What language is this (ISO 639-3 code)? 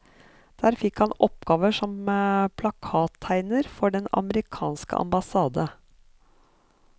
nor